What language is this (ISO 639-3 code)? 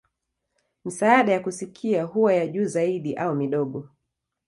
swa